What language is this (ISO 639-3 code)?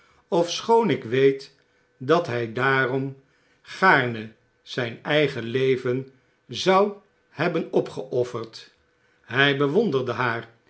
nld